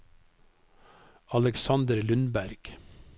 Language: Norwegian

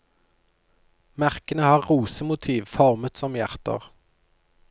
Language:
Norwegian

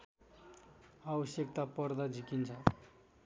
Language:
Nepali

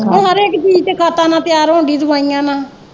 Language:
Punjabi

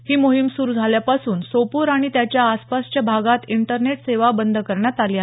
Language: Marathi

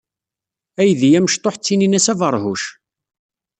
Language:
Kabyle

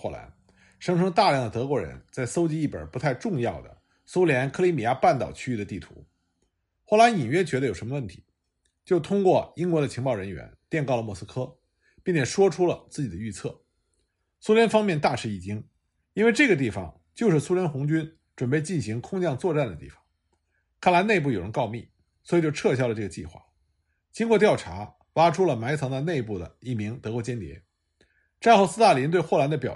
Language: Chinese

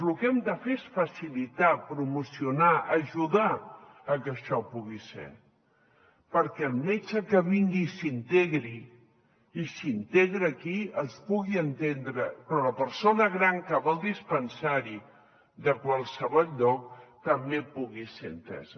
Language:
Catalan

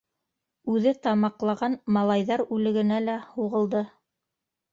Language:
Bashkir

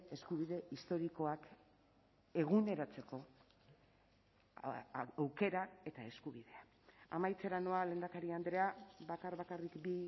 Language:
Basque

